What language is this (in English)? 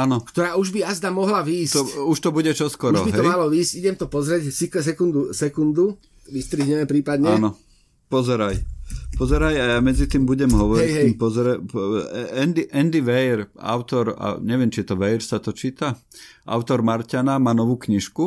Slovak